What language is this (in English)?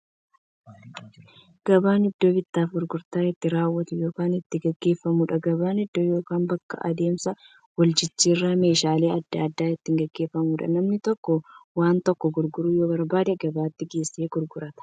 Oromo